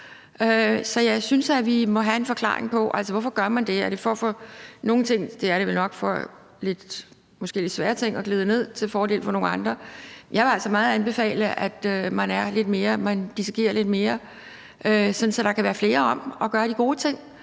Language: Danish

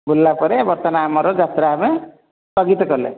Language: Odia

